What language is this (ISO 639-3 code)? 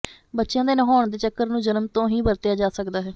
pan